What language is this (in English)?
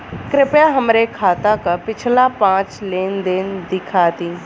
Bhojpuri